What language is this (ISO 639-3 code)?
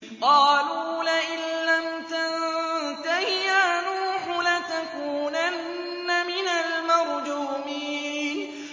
ara